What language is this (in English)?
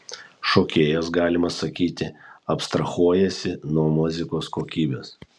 Lithuanian